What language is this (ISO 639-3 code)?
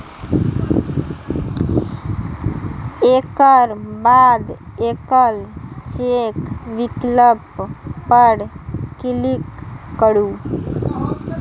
mai